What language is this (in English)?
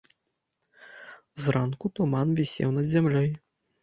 Belarusian